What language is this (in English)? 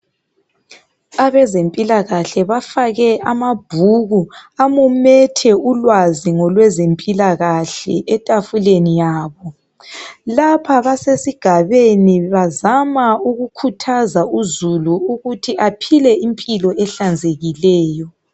North Ndebele